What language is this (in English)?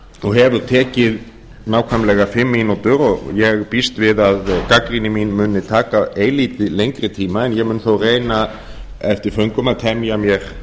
Icelandic